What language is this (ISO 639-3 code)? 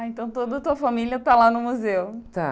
por